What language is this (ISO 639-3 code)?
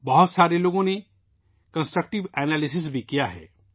urd